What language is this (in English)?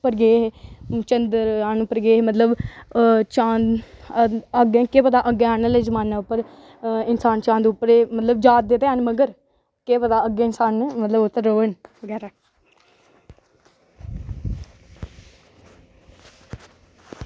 Dogri